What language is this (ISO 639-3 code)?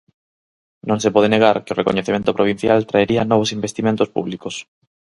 glg